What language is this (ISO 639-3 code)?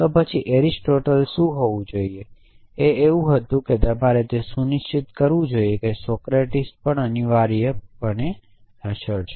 guj